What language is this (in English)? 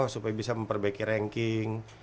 Indonesian